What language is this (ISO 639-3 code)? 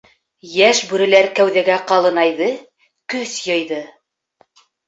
bak